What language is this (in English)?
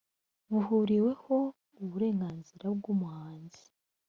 Kinyarwanda